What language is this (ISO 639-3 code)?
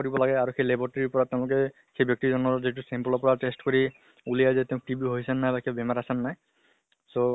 asm